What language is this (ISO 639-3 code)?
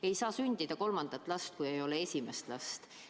est